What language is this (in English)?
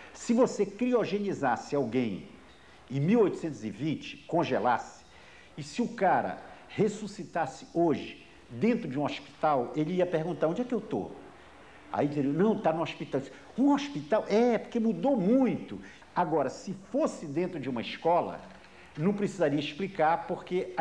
Portuguese